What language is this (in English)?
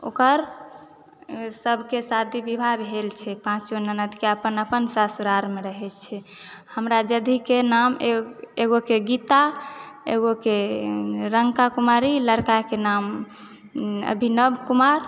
Maithili